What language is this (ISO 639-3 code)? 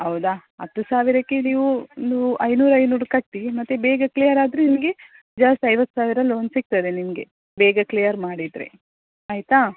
kan